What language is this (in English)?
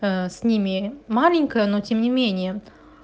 Russian